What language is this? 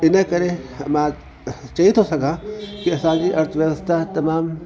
Sindhi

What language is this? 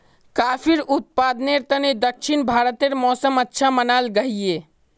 Magahi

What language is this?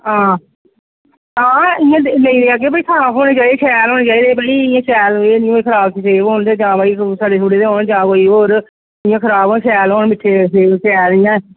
Dogri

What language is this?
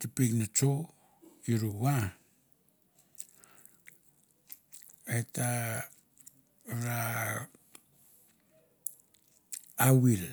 Mandara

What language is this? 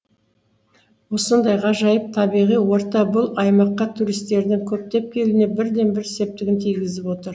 Kazakh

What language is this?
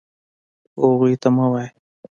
Pashto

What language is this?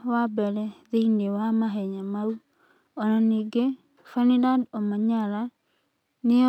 Kikuyu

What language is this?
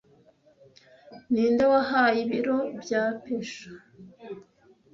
Kinyarwanda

